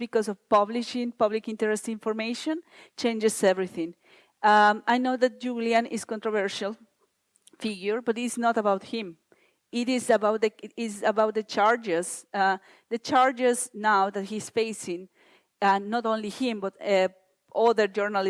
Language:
English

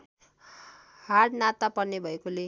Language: Nepali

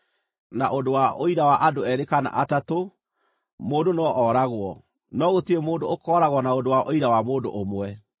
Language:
Kikuyu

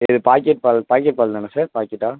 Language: Tamil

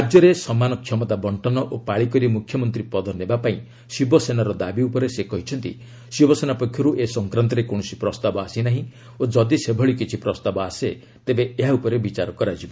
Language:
Odia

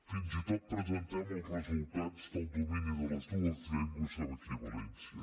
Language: Catalan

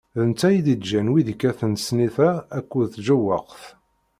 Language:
Kabyle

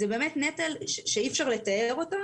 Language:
Hebrew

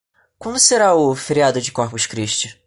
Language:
Portuguese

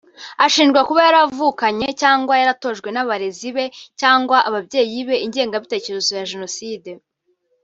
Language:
Kinyarwanda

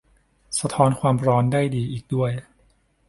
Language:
Thai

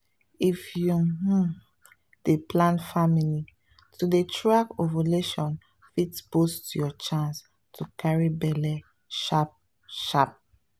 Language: Nigerian Pidgin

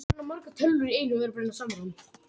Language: Icelandic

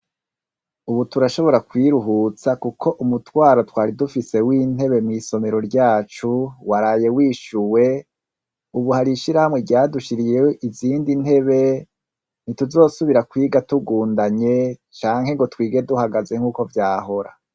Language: Rundi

